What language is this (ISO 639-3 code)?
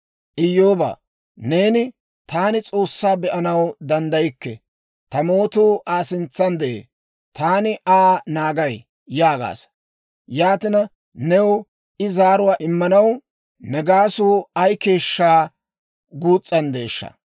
dwr